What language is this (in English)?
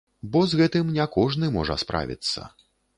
Belarusian